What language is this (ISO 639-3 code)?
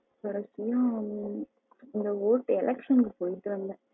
tam